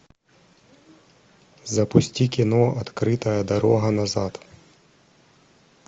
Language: Russian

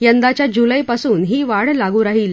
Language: Marathi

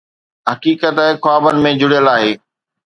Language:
Sindhi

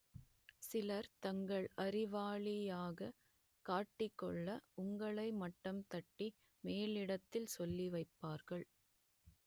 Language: Tamil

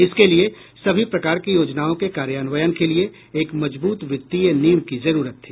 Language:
Hindi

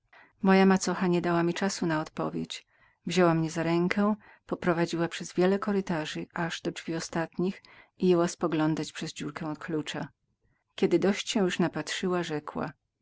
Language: Polish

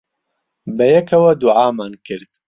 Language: Central Kurdish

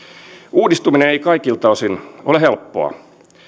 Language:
Finnish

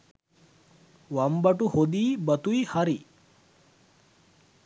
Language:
Sinhala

